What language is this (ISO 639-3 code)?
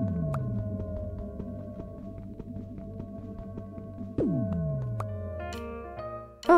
tha